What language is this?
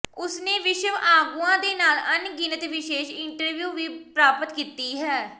Punjabi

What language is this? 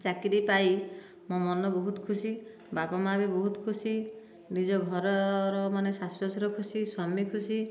Odia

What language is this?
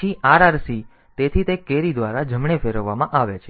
Gujarati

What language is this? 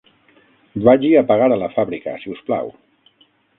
Catalan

